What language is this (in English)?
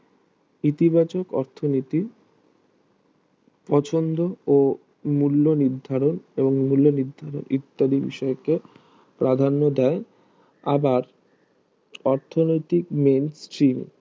Bangla